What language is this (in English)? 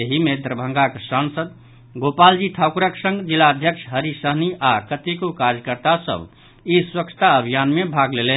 Maithili